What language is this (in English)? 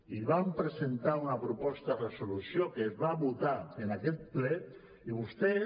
Catalan